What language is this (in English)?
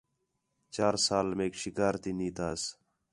Khetrani